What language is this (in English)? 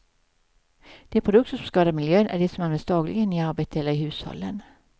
Swedish